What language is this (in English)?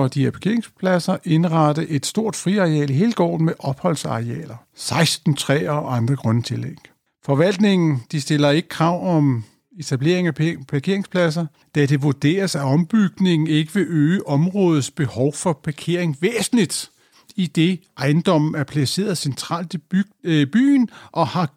Danish